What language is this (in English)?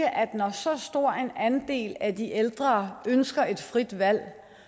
Danish